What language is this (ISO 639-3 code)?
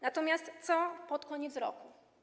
pol